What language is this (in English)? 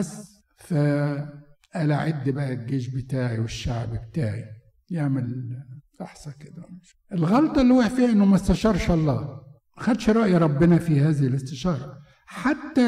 Arabic